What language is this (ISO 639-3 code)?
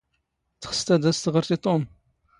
zgh